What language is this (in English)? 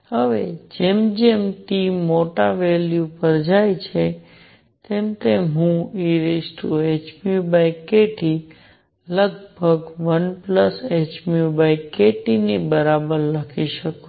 Gujarati